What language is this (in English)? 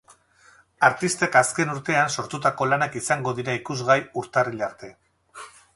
Basque